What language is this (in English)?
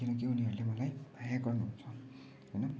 Nepali